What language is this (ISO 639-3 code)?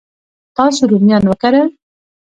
pus